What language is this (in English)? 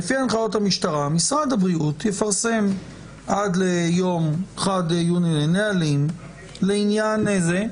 Hebrew